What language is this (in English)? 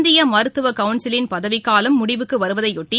Tamil